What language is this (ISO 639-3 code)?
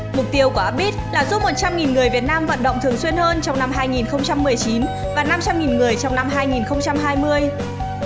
vie